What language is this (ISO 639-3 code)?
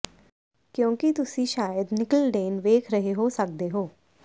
pan